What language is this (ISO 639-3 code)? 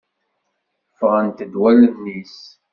kab